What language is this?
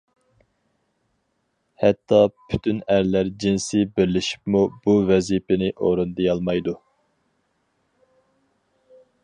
Uyghur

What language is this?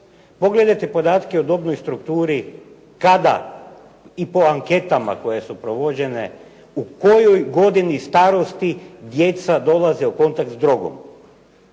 Croatian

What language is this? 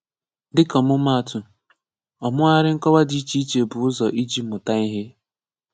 Igbo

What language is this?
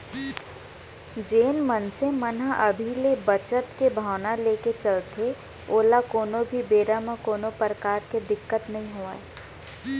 Chhattisgarhi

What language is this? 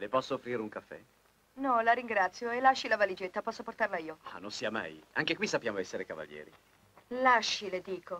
Italian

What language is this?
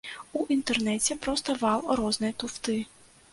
Belarusian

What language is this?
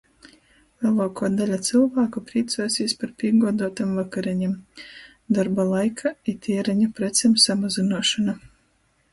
Latgalian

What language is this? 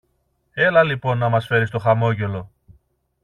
Greek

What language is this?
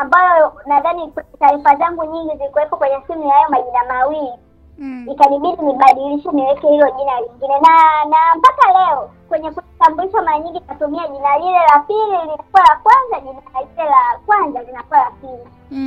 Swahili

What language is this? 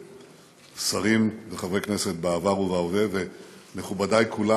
Hebrew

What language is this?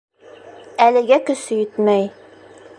Bashkir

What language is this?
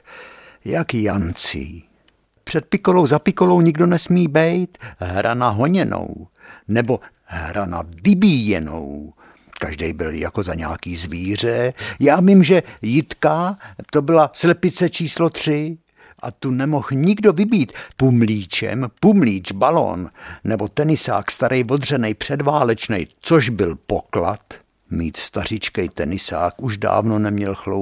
Czech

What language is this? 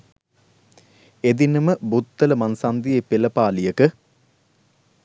Sinhala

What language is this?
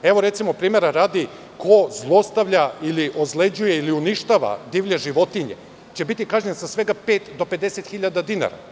Serbian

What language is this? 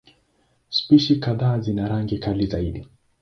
Swahili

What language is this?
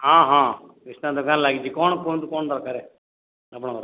Odia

